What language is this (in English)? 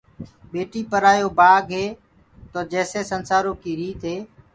Gurgula